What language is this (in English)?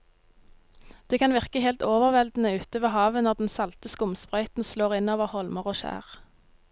Norwegian